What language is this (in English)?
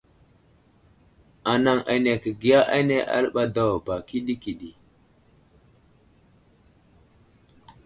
Wuzlam